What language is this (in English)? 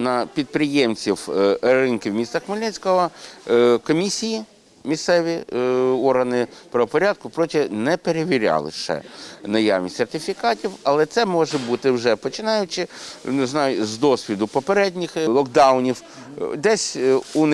Ukrainian